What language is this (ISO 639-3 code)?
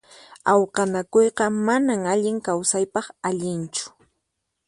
qxp